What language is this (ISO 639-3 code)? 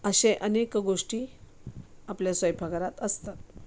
mar